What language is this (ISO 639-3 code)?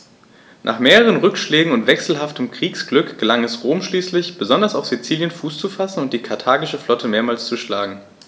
deu